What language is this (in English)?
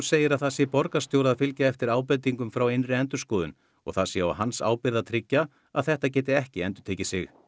Icelandic